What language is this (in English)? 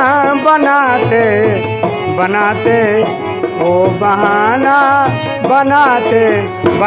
Hindi